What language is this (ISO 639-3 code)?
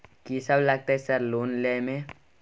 mai